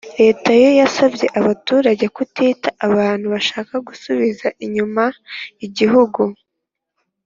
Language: Kinyarwanda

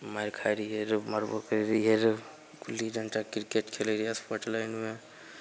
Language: Maithili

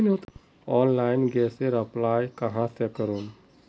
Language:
Magahi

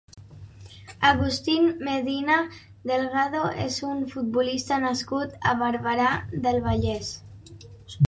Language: Catalan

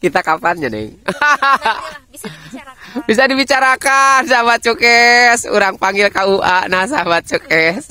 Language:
Indonesian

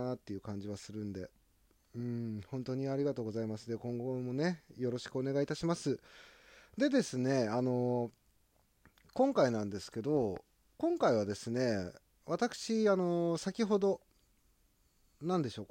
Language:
Japanese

